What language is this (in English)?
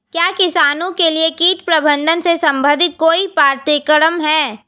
Hindi